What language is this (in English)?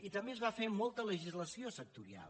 Catalan